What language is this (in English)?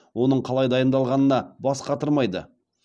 Kazakh